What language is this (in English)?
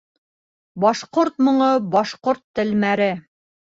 Bashkir